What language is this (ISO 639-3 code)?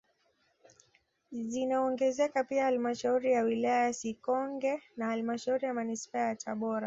swa